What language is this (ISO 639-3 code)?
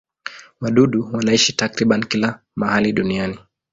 swa